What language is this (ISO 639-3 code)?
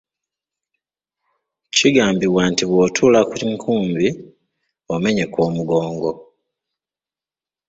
lug